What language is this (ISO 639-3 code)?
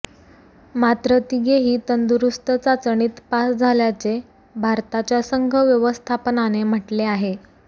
mar